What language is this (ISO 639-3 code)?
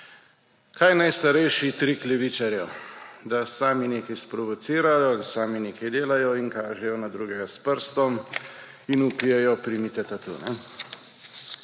slv